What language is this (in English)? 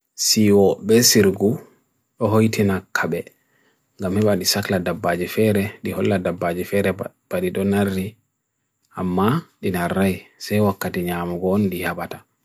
Bagirmi Fulfulde